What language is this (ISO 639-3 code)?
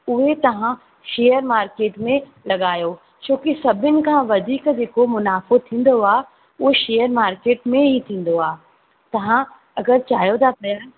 snd